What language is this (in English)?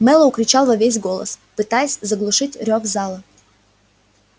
Russian